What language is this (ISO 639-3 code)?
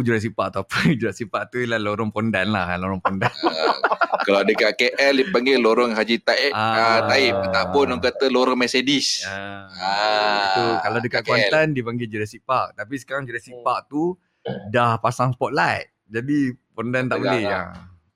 msa